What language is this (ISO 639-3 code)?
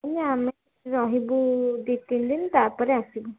ori